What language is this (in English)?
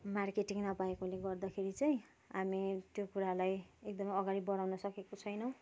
Nepali